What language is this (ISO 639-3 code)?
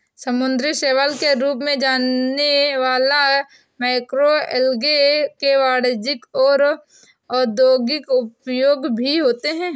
hin